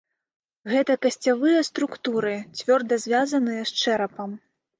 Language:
Belarusian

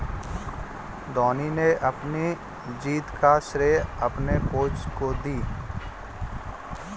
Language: Hindi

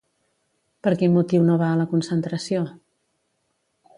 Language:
Catalan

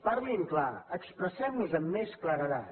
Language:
Catalan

